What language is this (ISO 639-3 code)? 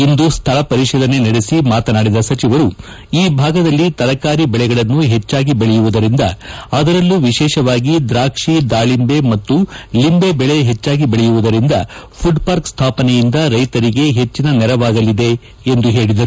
kan